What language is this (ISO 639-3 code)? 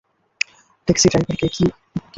ben